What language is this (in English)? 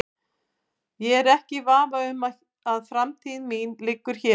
Icelandic